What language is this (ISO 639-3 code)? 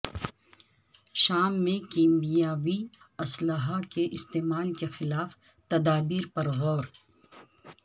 urd